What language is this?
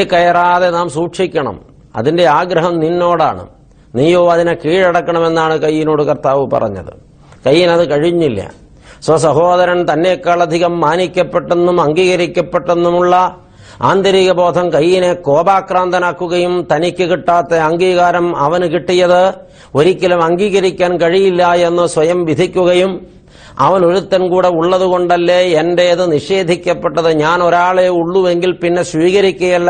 Malayalam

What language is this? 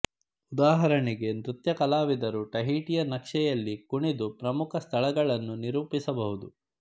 Kannada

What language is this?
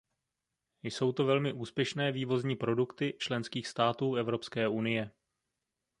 Czech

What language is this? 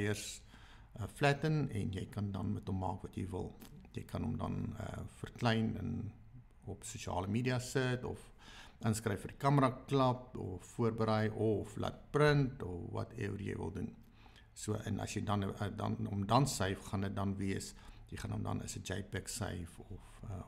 Dutch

